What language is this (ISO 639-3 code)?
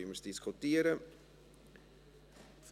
gsw